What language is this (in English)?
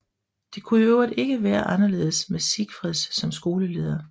Danish